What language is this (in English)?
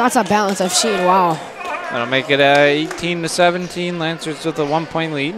English